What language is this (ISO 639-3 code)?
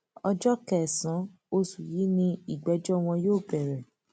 yor